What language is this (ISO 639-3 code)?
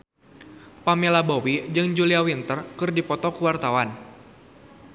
sun